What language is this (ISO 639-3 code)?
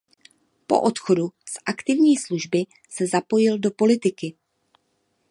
ces